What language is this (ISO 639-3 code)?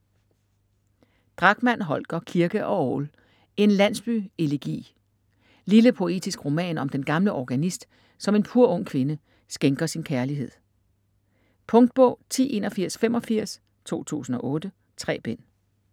dan